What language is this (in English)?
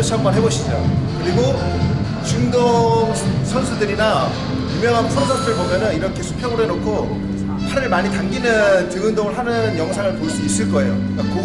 Korean